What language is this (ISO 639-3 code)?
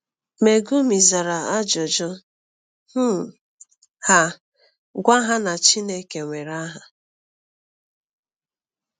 ibo